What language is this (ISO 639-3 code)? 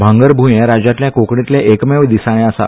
kok